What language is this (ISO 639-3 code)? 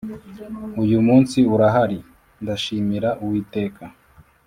kin